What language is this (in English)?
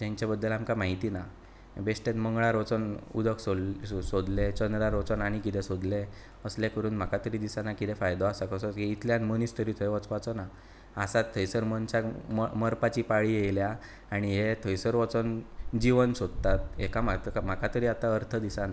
Konkani